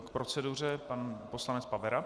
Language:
Czech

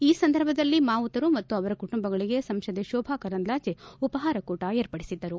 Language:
Kannada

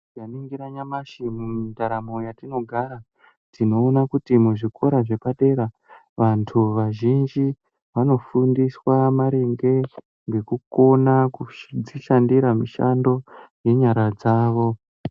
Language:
Ndau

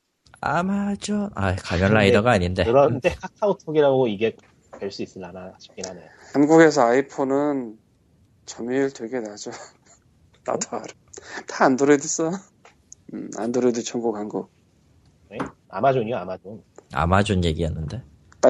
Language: Korean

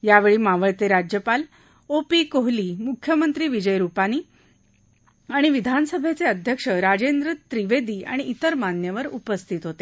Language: Marathi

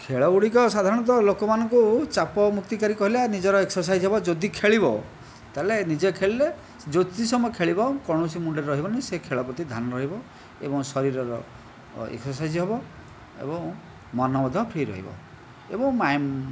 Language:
Odia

